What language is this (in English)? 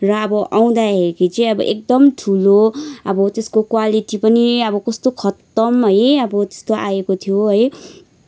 Nepali